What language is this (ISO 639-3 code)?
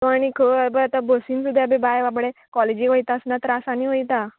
kok